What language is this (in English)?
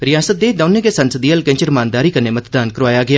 Dogri